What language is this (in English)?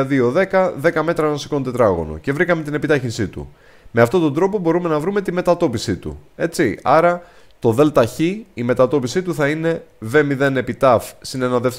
Greek